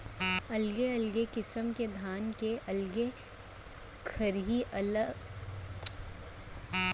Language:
Chhattisgarhi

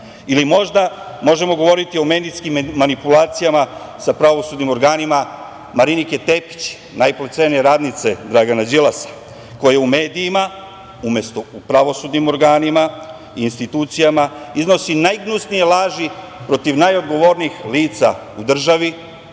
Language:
Serbian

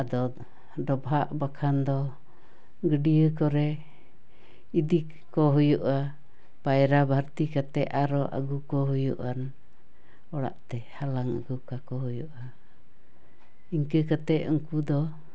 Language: Santali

